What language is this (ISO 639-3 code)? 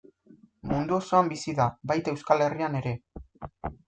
eus